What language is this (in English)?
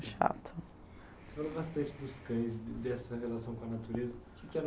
Portuguese